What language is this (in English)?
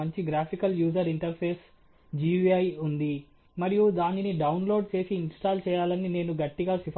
Telugu